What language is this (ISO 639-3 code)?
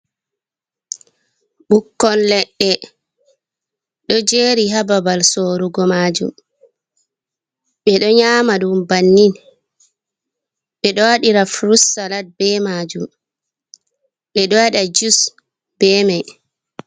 ful